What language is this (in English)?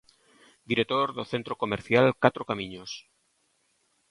Galician